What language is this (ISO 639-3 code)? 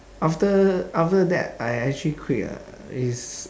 eng